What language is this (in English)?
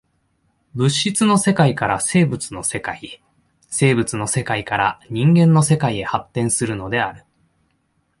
Japanese